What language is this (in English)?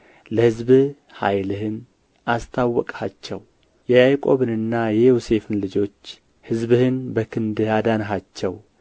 Amharic